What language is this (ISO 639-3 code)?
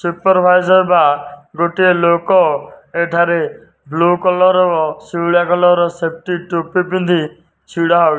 ori